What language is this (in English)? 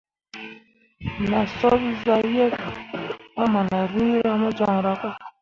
Mundang